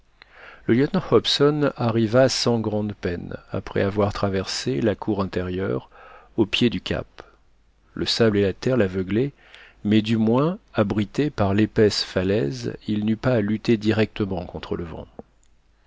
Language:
French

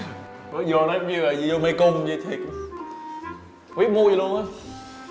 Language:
Vietnamese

